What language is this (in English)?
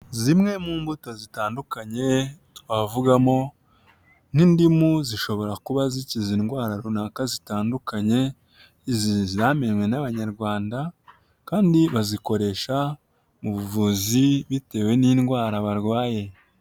Kinyarwanda